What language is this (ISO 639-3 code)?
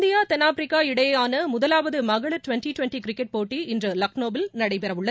tam